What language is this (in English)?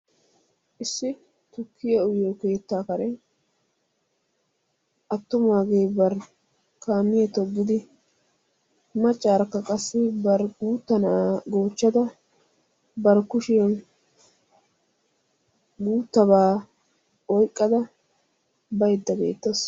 Wolaytta